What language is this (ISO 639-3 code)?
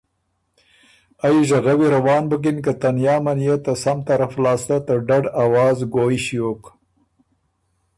oru